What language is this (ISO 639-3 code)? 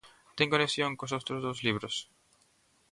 glg